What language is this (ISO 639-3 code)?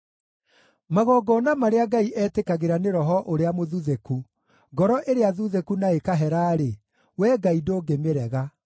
kik